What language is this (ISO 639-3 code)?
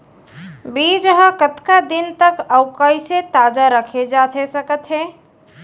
hne